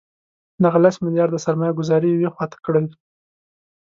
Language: Pashto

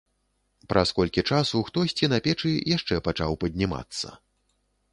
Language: Belarusian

